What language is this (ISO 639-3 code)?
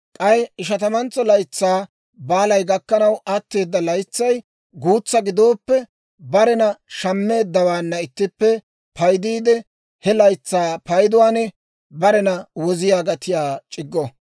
dwr